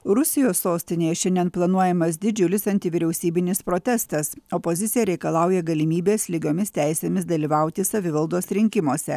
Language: Lithuanian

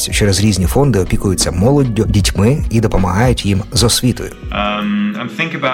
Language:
Polish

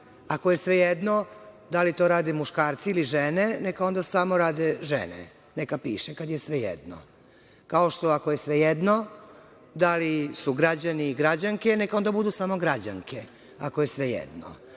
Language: Serbian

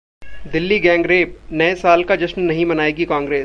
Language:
Hindi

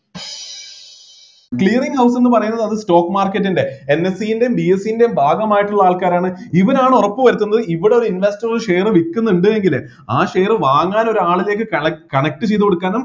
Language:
Malayalam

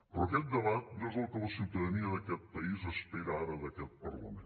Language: Catalan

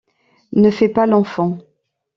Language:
French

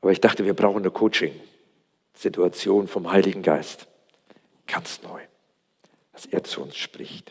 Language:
German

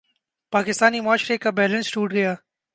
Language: Urdu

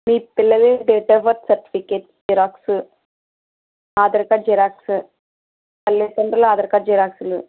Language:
Telugu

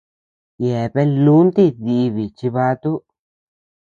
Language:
Tepeuxila Cuicatec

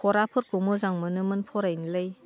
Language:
Bodo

